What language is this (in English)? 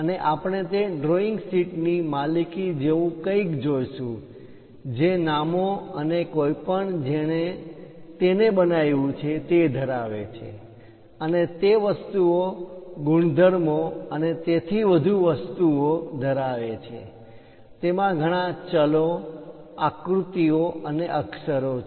Gujarati